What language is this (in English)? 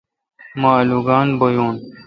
Kalkoti